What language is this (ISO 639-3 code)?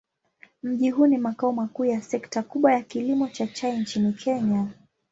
swa